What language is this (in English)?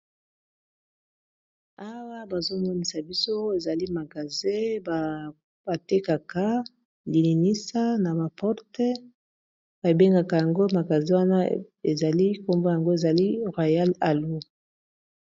Lingala